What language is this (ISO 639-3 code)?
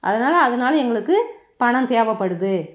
tam